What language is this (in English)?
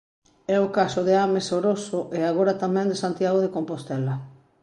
Galician